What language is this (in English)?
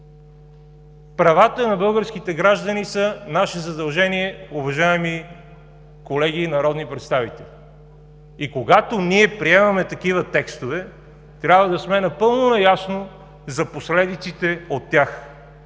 Bulgarian